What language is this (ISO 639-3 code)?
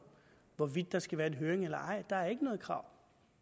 dan